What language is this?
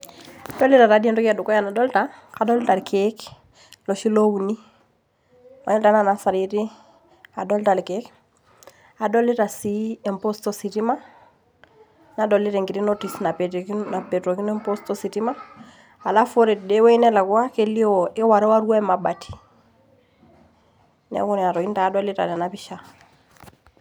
Masai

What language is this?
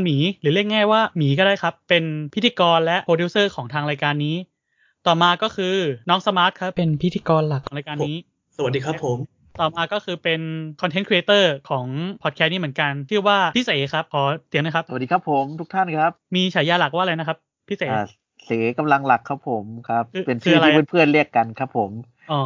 Thai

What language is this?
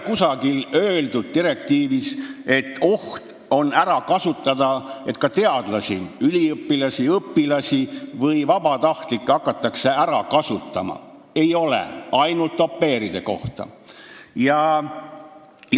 Estonian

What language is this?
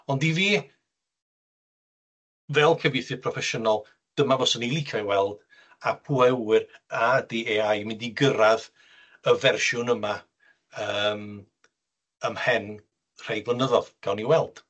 Welsh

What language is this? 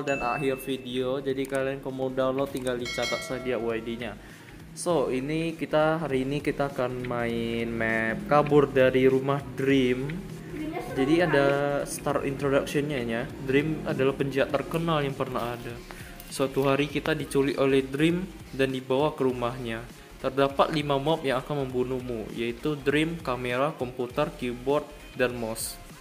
Indonesian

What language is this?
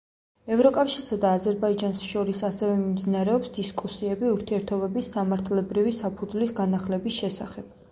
Georgian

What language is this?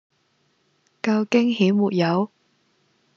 Cantonese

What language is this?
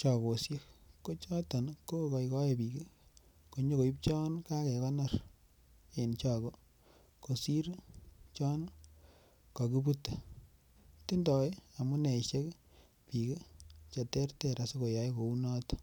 Kalenjin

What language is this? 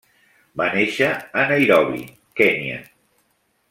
Catalan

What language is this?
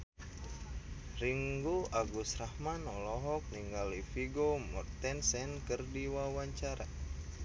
Sundanese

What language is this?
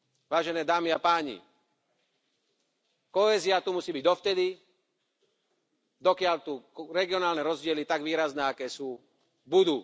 Slovak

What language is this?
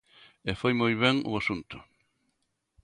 Galician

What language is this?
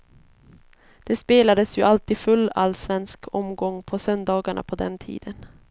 Swedish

